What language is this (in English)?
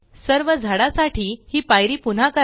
Marathi